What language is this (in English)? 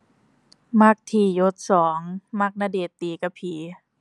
Thai